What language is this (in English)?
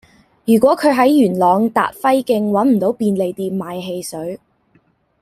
Cantonese